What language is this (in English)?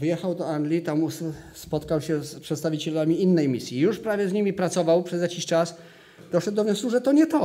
Polish